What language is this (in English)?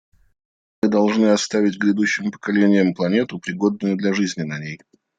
Russian